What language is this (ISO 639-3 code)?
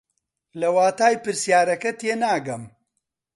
ckb